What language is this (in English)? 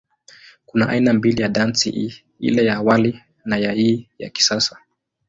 Swahili